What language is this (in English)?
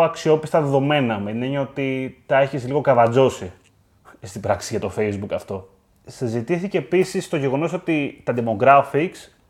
Greek